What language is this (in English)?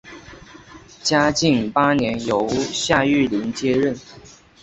Chinese